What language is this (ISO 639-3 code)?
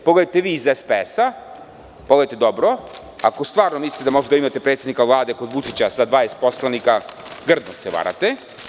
srp